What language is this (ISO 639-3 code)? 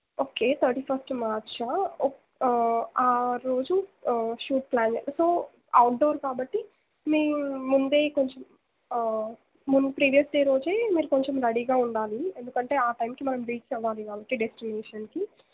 tel